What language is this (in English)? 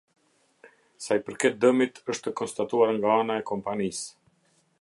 Albanian